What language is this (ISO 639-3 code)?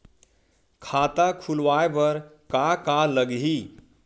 hne